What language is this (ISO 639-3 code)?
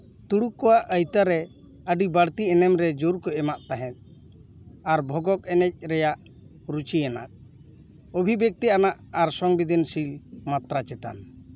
sat